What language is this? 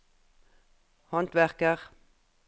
Norwegian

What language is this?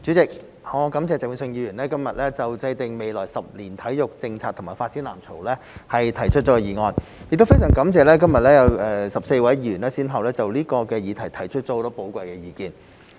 Cantonese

